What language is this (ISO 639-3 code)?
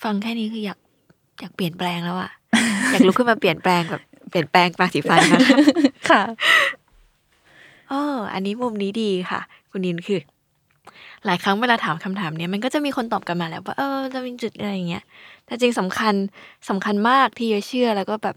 tha